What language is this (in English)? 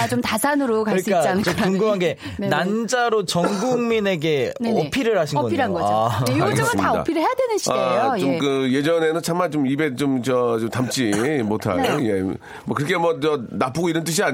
Korean